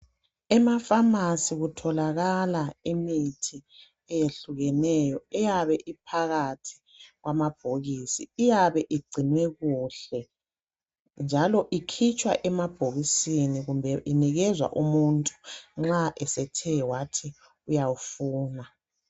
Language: North Ndebele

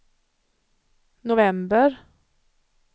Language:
Swedish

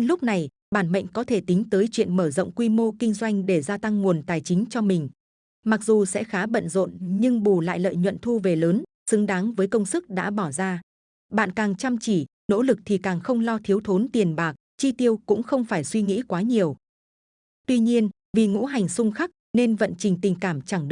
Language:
Vietnamese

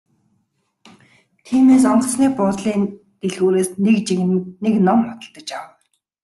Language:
Mongolian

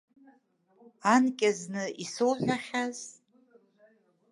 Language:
Abkhazian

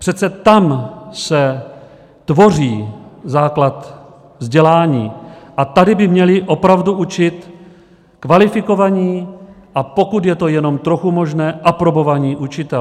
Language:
Czech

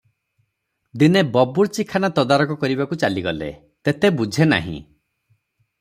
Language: Odia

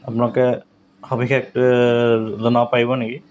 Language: Assamese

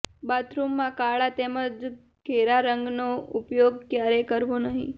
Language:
Gujarati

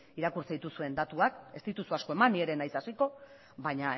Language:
Basque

